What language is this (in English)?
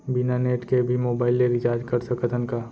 Chhattisgarhi